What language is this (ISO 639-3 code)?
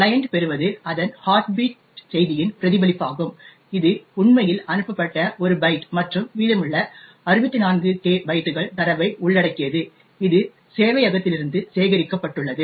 tam